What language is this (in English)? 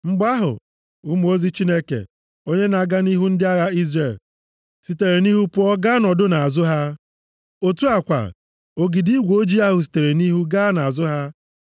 Igbo